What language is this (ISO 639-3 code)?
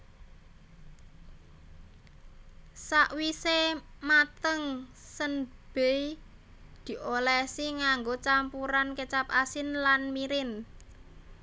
jav